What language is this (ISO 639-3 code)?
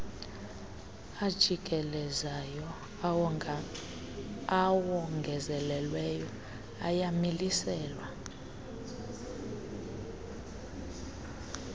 xho